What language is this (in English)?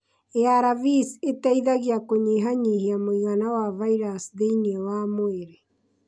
Kikuyu